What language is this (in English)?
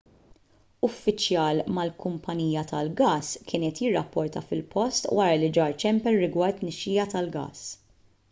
Maltese